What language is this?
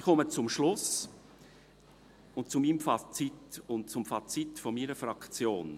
Swiss German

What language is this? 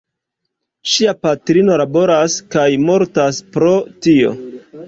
Esperanto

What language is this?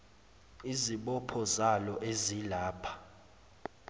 Zulu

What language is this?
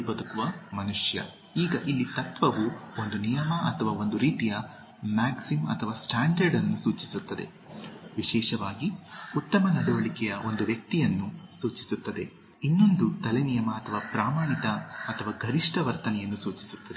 Kannada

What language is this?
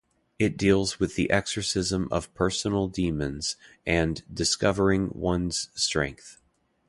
English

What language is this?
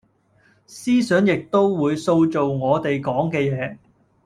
Cantonese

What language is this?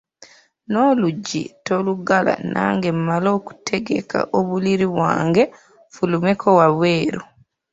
Ganda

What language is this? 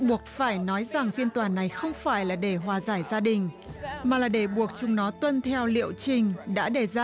Vietnamese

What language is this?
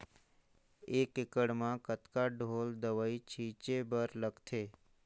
Chhattisgarhi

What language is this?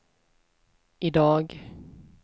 Swedish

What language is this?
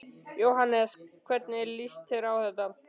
Icelandic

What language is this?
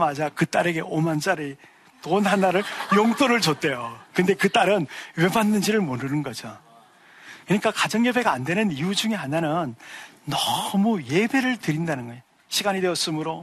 Korean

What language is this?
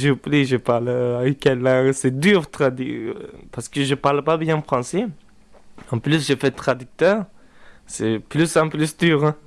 French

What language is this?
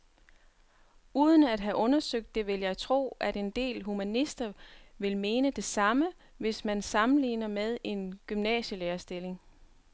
Danish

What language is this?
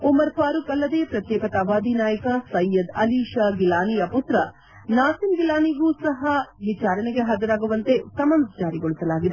Kannada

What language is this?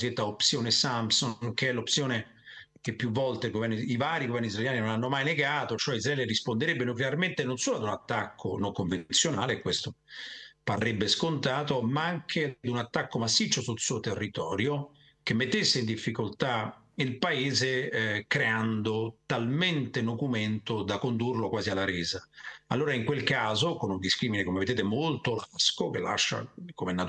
Italian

